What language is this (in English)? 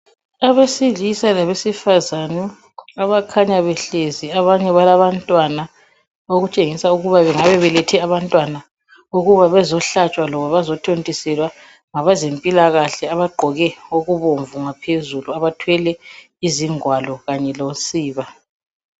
North Ndebele